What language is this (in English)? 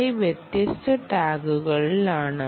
Malayalam